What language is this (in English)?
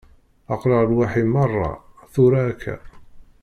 Kabyle